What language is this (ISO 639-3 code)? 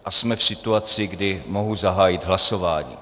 ces